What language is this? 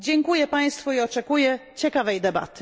Polish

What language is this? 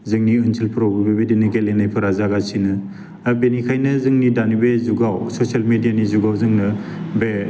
Bodo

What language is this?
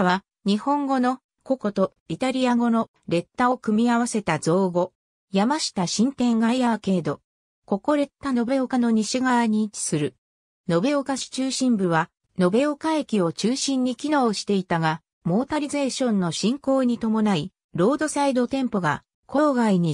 Japanese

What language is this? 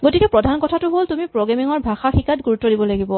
Assamese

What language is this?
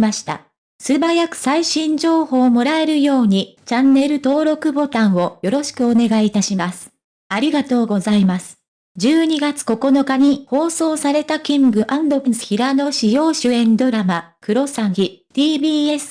Japanese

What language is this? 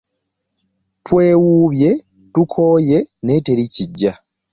Ganda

